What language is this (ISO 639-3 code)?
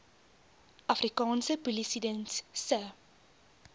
afr